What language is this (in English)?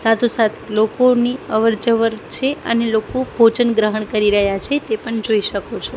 Gujarati